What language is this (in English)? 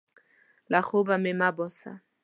Pashto